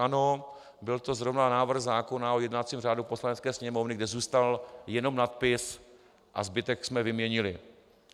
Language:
Czech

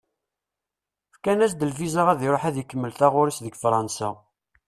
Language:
Kabyle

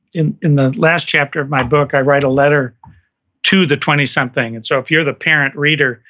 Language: English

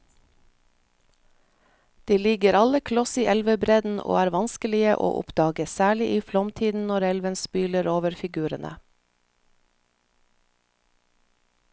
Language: Norwegian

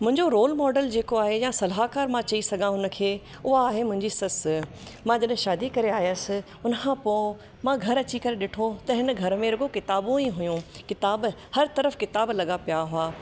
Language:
Sindhi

